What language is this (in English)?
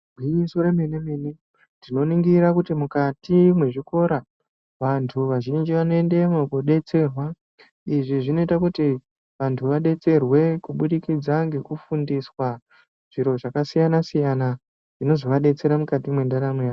Ndau